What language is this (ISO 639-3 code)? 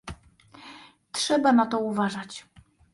pol